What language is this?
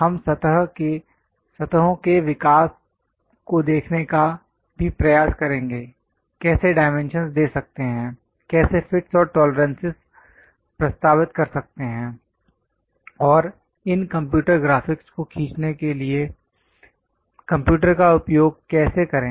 Hindi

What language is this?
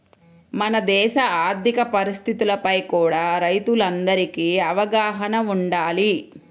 Telugu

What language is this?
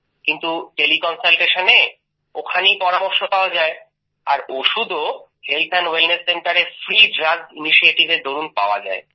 Bangla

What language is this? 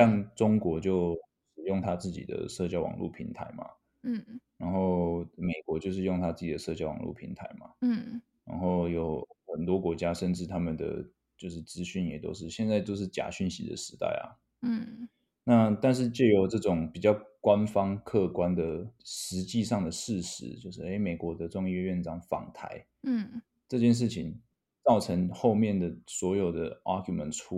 Chinese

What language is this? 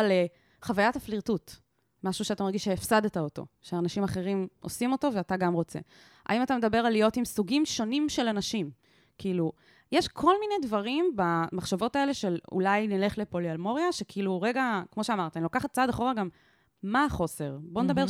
Hebrew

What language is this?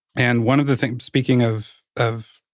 English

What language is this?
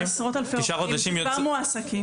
Hebrew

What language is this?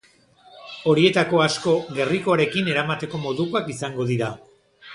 Basque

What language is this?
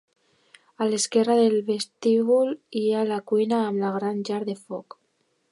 Catalan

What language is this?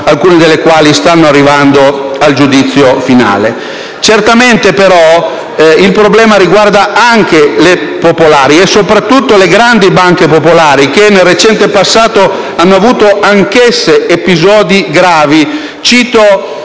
Italian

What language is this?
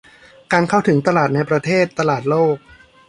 Thai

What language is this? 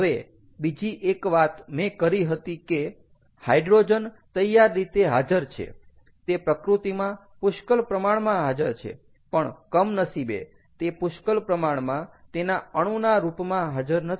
Gujarati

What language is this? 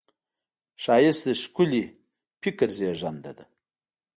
Pashto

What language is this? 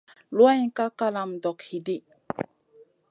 Masana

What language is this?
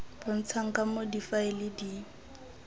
Tswana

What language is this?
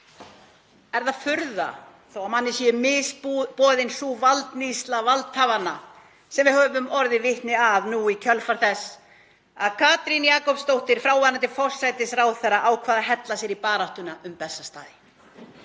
Icelandic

